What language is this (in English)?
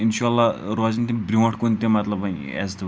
Kashmiri